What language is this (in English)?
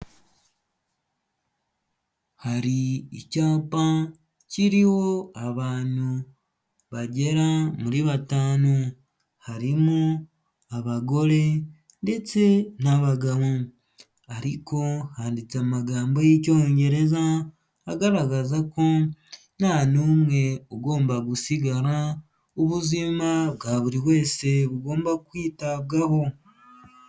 Kinyarwanda